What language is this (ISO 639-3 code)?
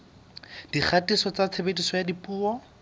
sot